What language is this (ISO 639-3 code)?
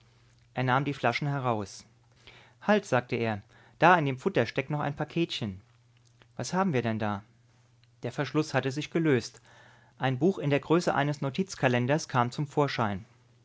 deu